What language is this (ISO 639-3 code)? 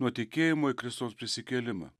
lit